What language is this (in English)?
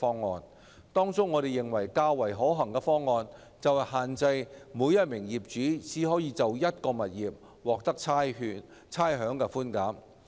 Cantonese